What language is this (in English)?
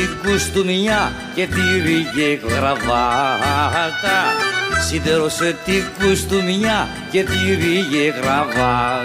Greek